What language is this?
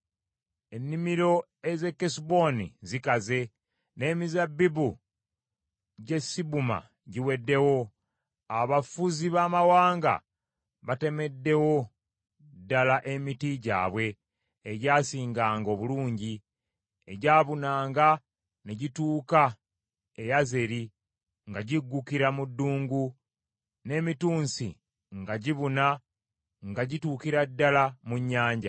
Ganda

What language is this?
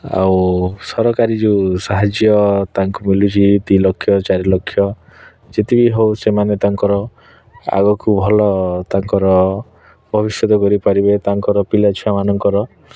Odia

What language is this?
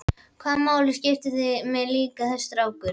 Icelandic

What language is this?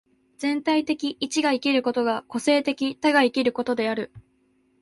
Japanese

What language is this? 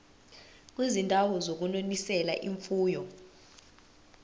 Zulu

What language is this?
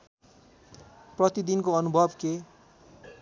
Nepali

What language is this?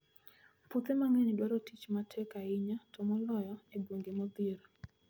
Luo (Kenya and Tanzania)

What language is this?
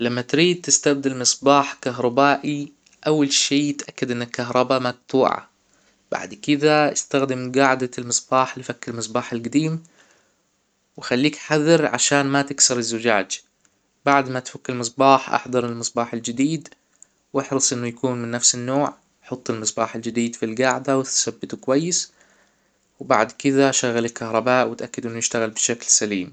Hijazi Arabic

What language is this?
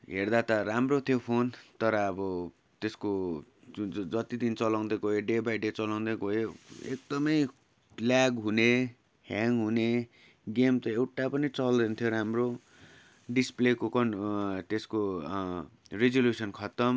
Nepali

